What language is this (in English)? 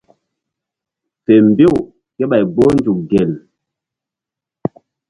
Mbum